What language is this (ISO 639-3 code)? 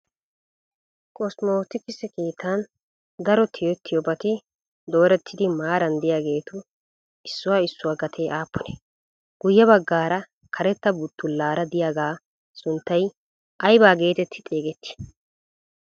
wal